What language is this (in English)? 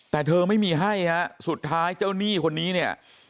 Thai